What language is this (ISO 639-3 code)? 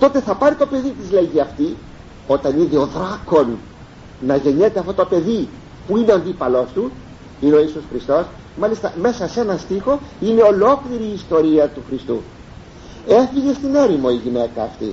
ell